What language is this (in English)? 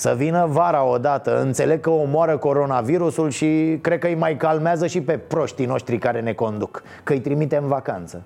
Romanian